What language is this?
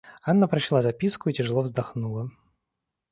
Russian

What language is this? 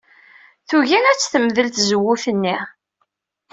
Kabyle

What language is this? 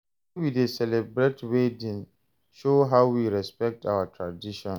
Nigerian Pidgin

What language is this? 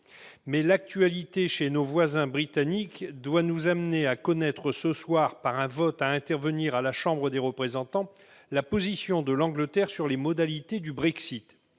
French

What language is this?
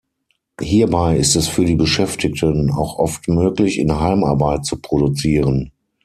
German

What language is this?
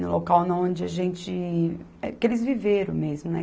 Portuguese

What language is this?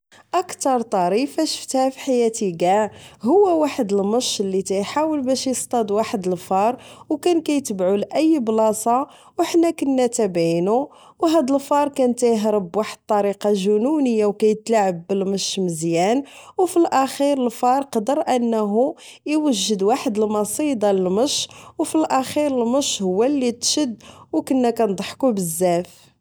Moroccan Arabic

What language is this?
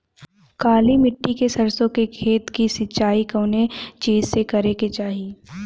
Bhojpuri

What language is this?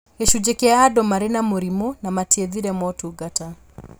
Kikuyu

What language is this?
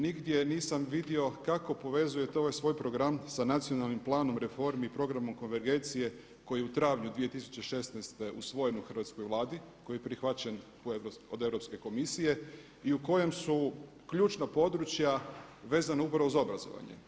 Croatian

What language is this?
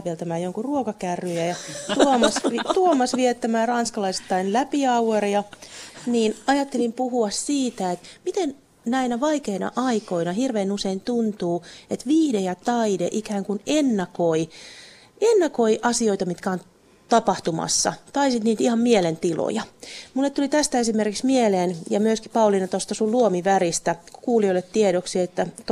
Finnish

